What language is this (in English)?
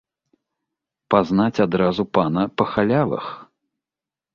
Belarusian